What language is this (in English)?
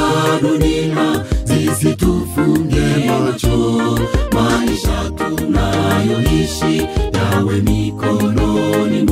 Indonesian